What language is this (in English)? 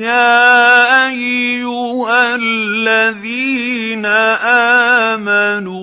Arabic